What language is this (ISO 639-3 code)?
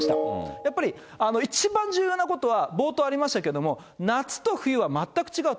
jpn